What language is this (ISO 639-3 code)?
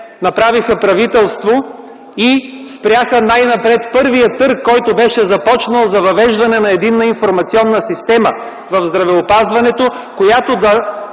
bul